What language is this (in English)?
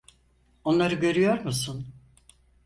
Turkish